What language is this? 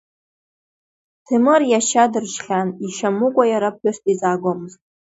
Abkhazian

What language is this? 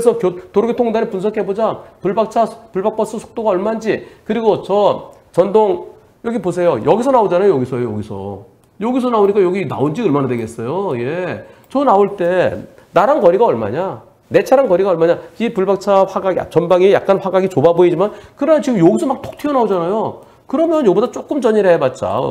Korean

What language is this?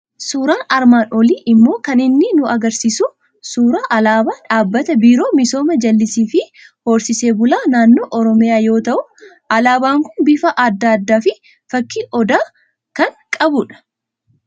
Oromo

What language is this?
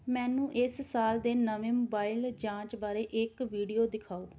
Punjabi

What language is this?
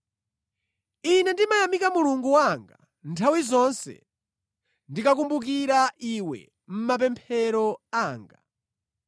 Nyanja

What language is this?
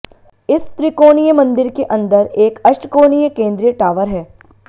Hindi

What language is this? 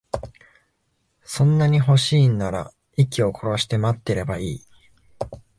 Japanese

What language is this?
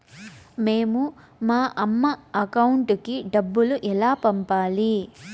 Telugu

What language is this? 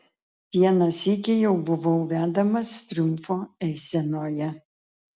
Lithuanian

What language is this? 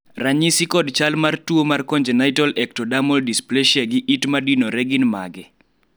Luo (Kenya and Tanzania)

